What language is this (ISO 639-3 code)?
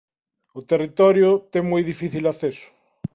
glg